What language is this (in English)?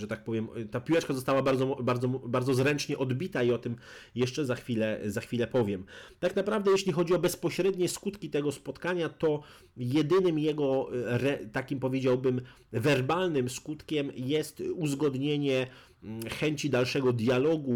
Polish